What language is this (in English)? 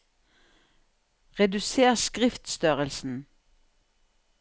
Norwegian